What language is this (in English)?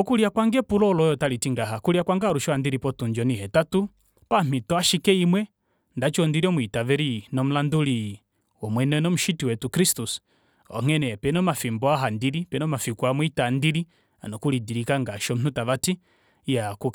Kuanyama